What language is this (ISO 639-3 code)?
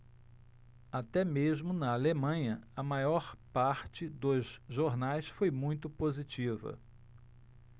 por